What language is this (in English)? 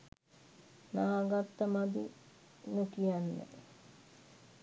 Sinhala